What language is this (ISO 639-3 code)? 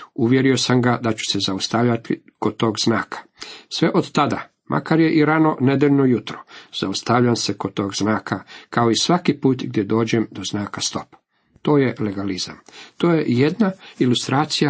hrv